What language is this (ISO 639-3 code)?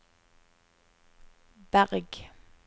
nor